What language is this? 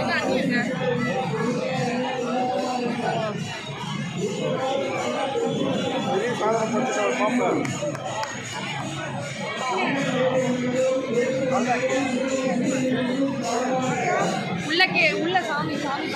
Tamil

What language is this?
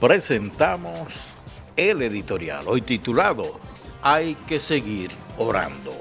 Spanish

